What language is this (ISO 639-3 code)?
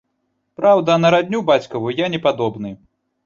bel